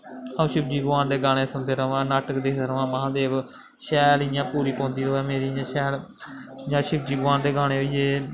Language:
Dogri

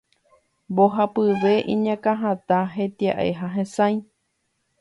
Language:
Guarani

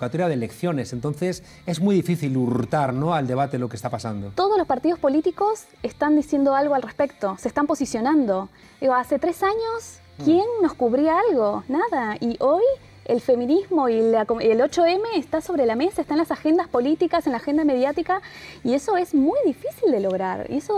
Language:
Spanish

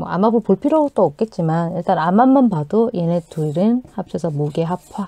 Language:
Korean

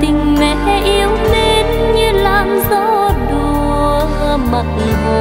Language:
Vietnamese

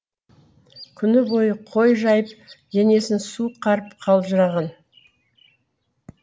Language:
Kazakh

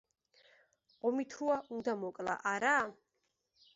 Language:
Georgian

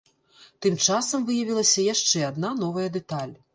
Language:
Belarusian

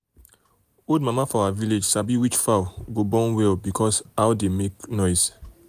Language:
Nigerian Pidgin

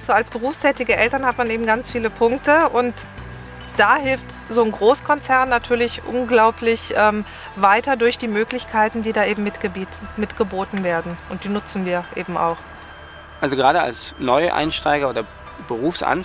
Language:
German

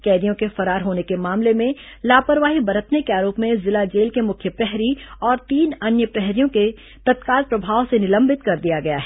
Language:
Hindi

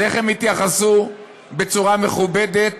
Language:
Hebrew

